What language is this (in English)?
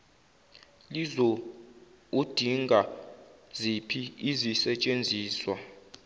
Zulu